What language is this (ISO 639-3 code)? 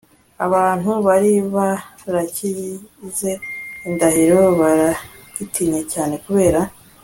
kin